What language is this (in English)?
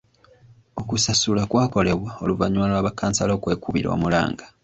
Ganda